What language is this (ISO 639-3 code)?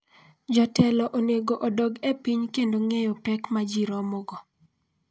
luo